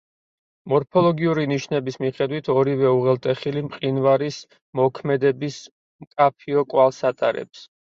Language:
Georgian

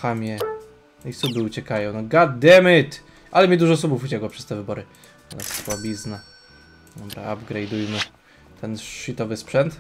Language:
Polish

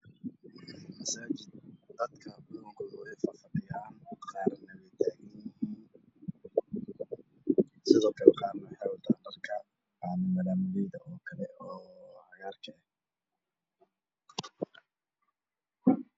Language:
Somali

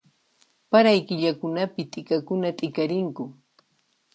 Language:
Puno Quechua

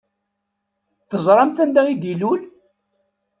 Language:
Kabyle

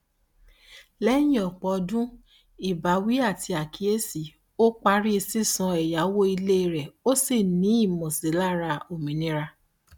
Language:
Yoruba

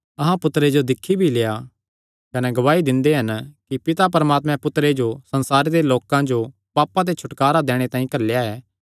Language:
Kangri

